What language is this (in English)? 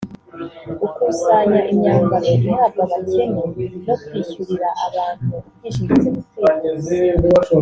Kinyarwanda